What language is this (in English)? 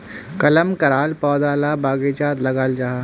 Magahi